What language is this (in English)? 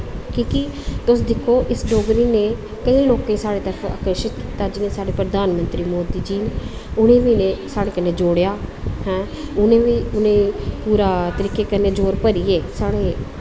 Dogri